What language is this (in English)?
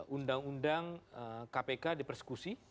Indonesian